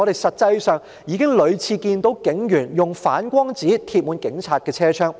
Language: Cantonese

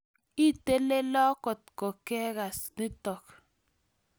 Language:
Kalenjin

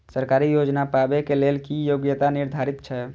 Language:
Maithili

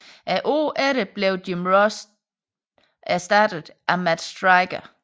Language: Danish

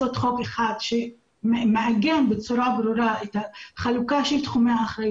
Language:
Hebrew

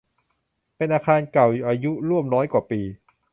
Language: Thai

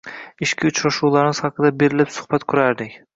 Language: Uzbek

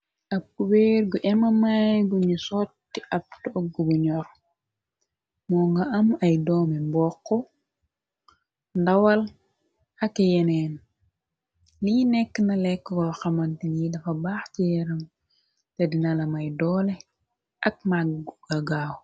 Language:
Wolof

